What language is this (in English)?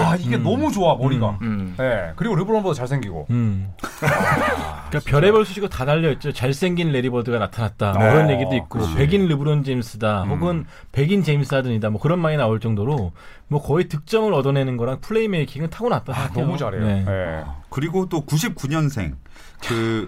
Korean